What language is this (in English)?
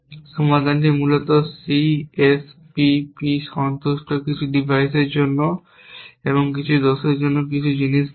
Bangla